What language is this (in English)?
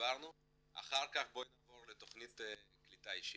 Hebrew